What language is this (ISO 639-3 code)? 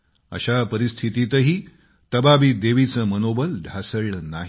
mar